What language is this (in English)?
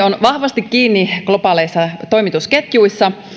Finnish